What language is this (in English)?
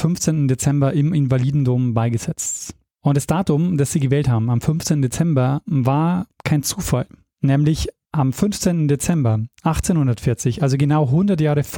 German